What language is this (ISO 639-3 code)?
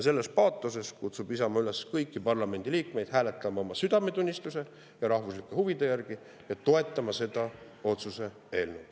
est